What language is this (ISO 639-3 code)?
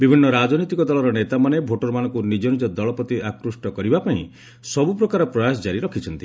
ori